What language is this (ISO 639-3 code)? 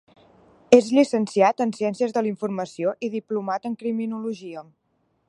cat